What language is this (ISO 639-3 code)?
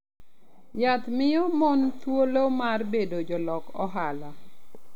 luo